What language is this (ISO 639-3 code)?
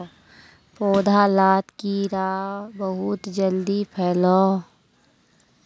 mag